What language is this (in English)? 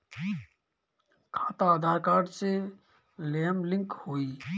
Bhojpuri